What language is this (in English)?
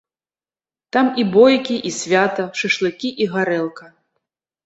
Belarusian